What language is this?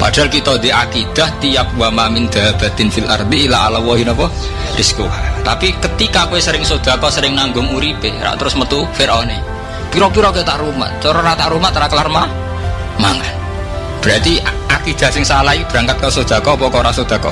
Indonesian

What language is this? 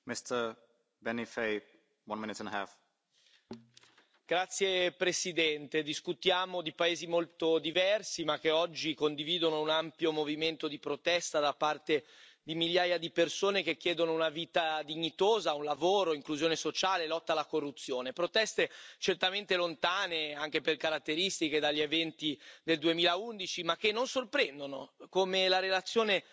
Italian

